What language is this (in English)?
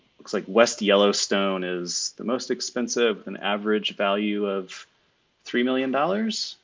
English